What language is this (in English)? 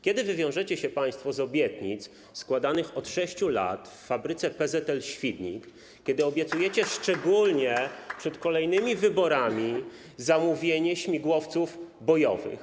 Polish